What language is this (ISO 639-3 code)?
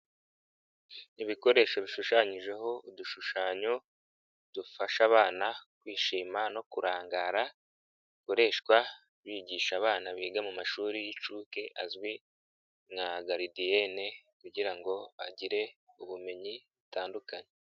kin